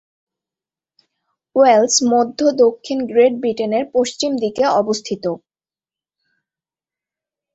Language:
Bangla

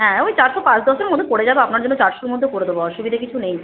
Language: Bangla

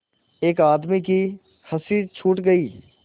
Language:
Hindi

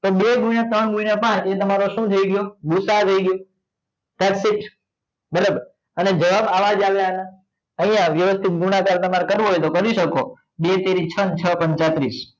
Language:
Gujarati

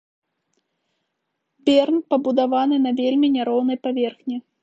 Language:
Belarusian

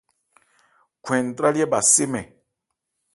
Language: Ebrié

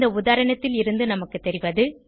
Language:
Tamil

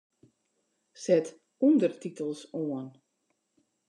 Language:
Western Frisian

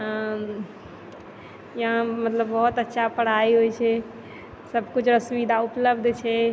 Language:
Maithili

